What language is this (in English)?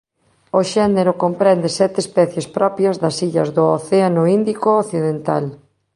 Galician